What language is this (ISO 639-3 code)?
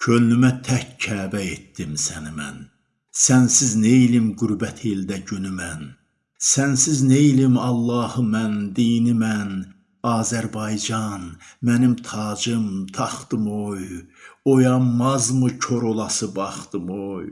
tur